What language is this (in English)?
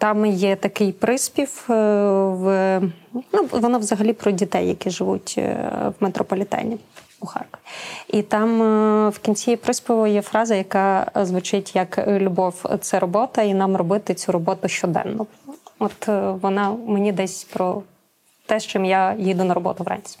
Ukrainian